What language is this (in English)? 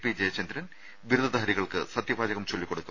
Malayalam